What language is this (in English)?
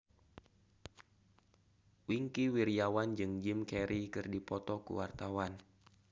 Sundanese